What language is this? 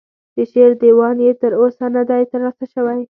Pashto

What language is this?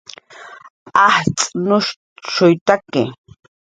Jaqaru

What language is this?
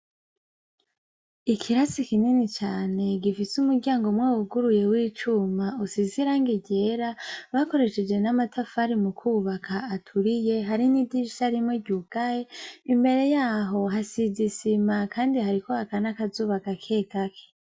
Rundi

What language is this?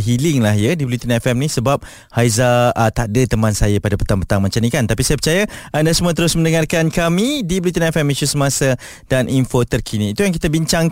Malay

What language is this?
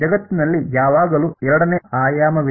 Kannada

